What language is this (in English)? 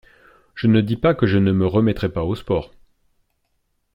French